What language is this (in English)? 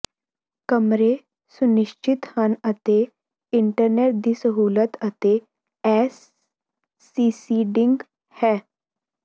Punjabi